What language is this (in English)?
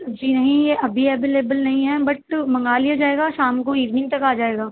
Urdu